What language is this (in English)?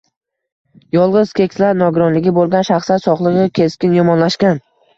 Uzbek